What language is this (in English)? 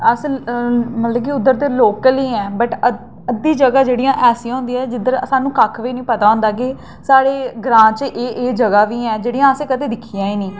Dogri